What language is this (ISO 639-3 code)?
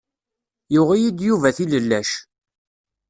kab